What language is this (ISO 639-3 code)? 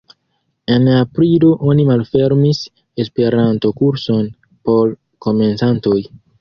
epo